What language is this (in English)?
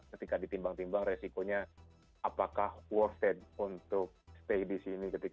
Indonesian